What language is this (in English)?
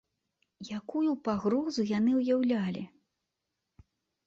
Belarusian